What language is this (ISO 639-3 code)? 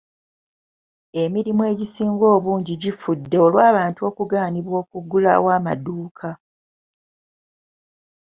lug